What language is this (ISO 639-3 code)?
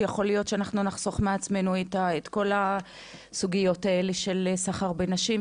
heb